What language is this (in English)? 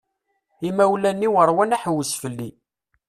Kabyle